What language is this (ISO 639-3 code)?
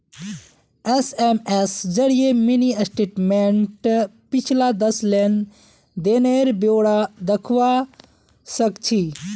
mag